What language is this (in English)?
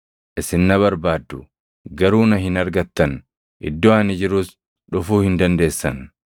Oromo